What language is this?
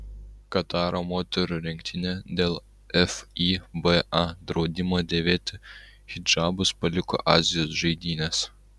Lithuanian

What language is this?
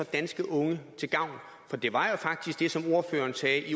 Danish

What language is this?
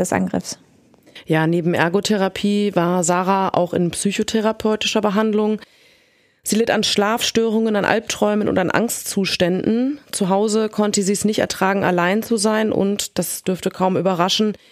German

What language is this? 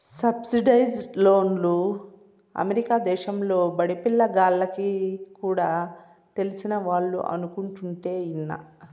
Telugu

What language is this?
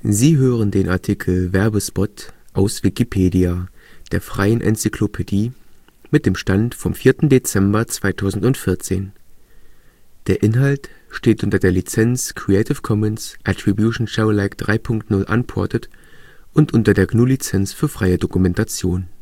German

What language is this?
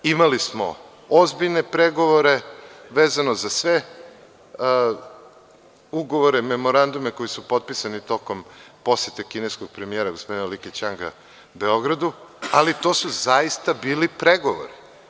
Serbian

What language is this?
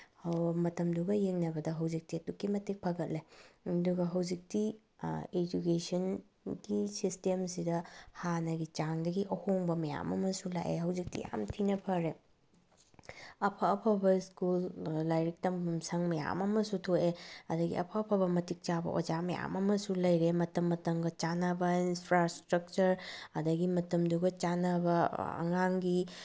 Manipuri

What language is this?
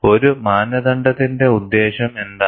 Malayalam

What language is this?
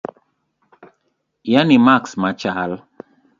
Luo (Kenya and Tanzania)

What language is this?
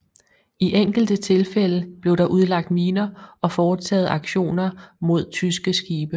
Danish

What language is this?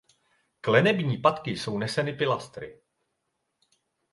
Czech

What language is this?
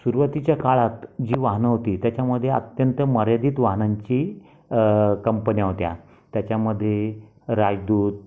Marathi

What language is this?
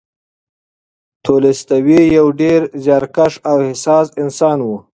Pashto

